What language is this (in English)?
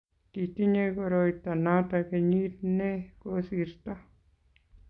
Kalenjin